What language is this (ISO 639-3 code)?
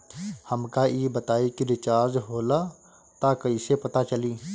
bho